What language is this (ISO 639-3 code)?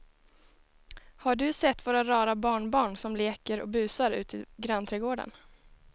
swe